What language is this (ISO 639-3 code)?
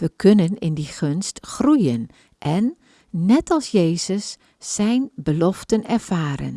nld